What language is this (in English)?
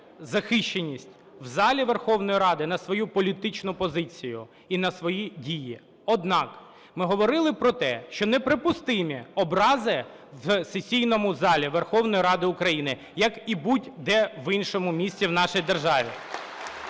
Ukrainian